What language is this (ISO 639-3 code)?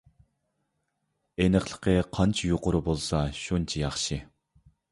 uig